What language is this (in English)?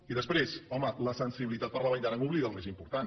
Catalan